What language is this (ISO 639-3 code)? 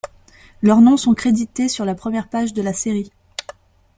fra